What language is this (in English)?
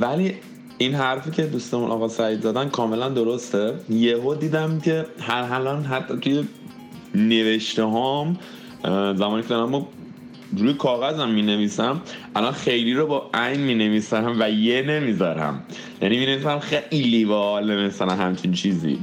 Persian